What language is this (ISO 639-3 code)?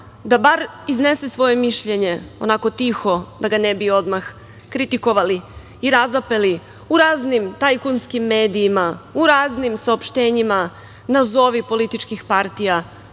srp